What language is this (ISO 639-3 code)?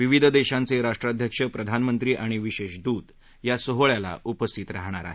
mar